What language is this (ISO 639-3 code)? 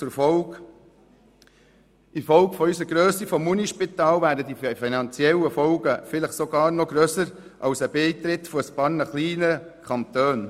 gsw